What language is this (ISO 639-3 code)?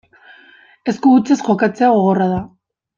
eus